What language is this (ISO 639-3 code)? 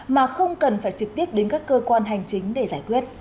vie